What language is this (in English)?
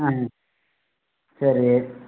Tamil